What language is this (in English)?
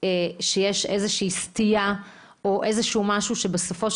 Hebrew